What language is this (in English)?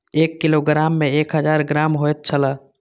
Maithili